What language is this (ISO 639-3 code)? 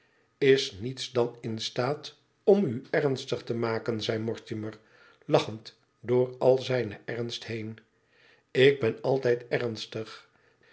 nld